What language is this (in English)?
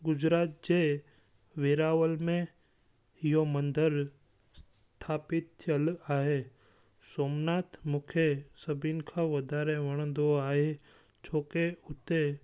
Sindhi